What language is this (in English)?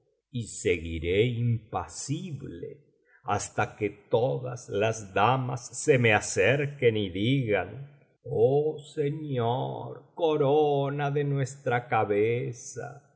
Spanish